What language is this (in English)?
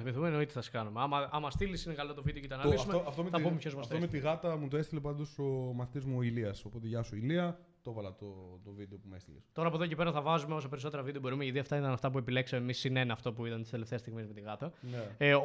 Greek